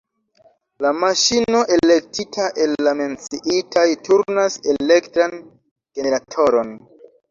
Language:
Esperanto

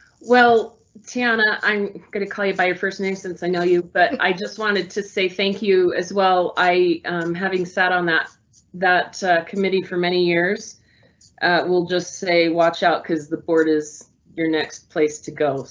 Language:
English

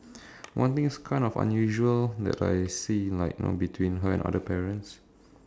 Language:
English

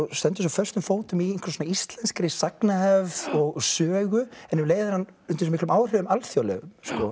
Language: Icelandic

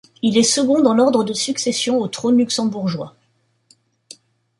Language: French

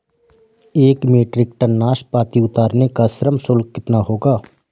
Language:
Hindi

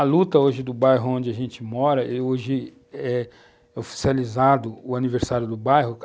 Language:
Portuguese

